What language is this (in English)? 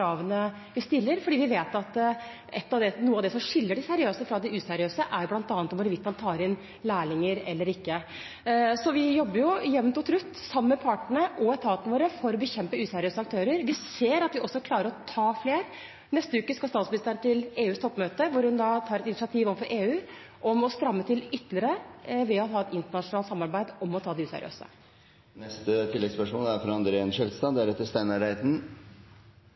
Norwegian